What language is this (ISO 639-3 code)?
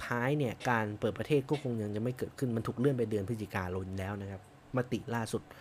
tha